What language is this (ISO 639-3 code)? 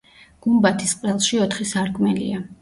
kat